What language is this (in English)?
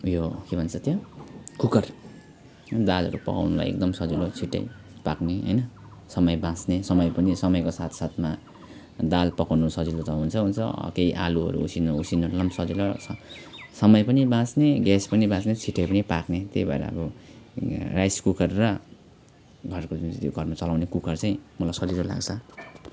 Nepali